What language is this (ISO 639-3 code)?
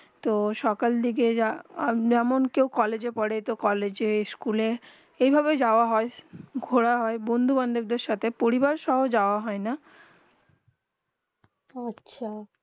ben